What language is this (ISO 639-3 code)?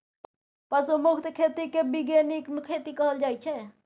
mai